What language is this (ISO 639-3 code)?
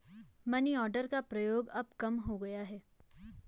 hin